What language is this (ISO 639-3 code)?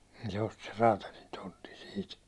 fin